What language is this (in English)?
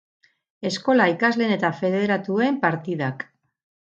Basque